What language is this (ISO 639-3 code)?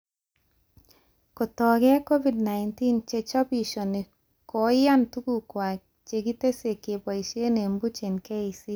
kln